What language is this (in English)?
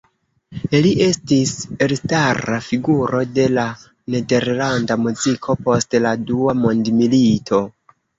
Esperanto